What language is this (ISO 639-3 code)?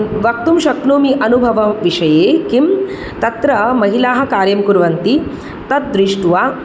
san